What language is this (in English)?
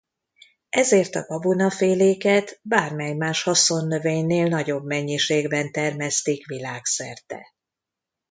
Hungarian